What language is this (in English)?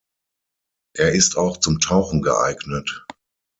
German